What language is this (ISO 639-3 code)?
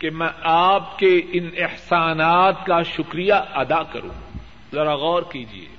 urd